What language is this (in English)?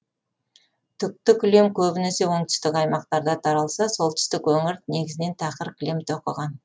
Kazakh